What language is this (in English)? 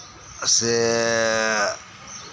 Santali